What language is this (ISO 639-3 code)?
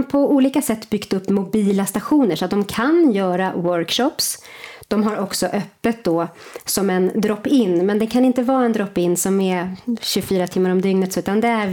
swe